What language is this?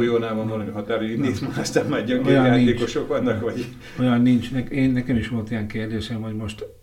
Hungarian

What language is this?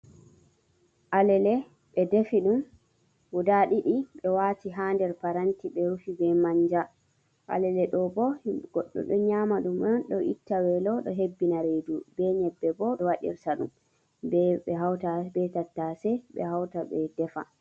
Fula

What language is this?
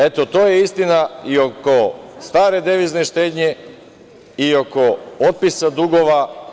Serbian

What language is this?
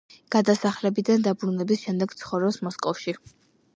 Georgian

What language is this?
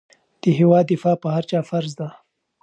Pashto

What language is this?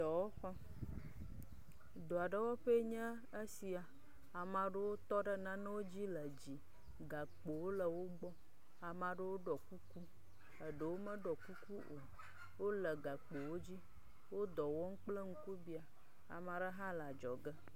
Ewe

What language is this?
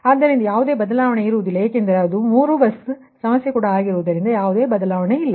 Kannada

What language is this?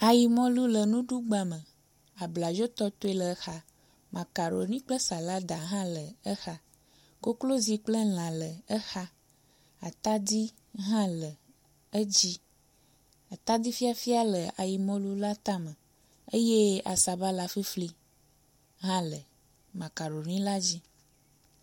Ewe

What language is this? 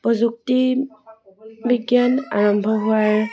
Assamese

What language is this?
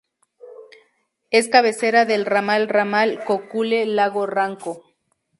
Spanish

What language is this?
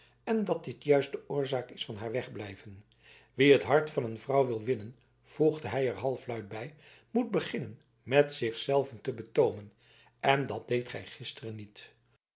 Dutch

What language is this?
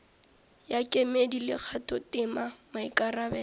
Northern Sotho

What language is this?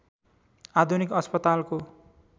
Nepali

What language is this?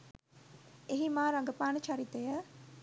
Sinhala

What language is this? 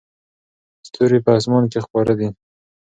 Pashto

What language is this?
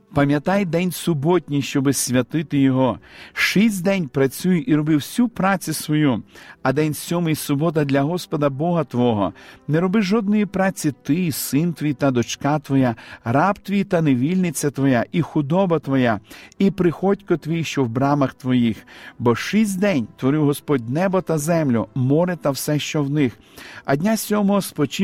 Ukrainian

